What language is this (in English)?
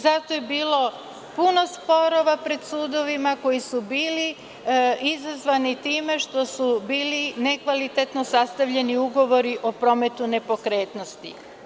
Serbian